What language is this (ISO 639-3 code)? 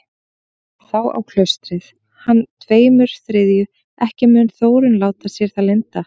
isl